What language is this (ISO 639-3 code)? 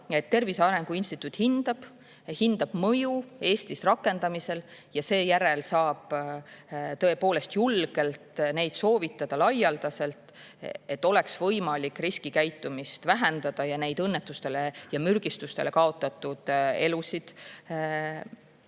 est